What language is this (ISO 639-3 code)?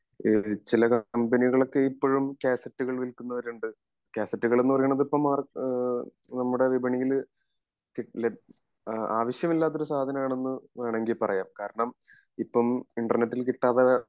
mal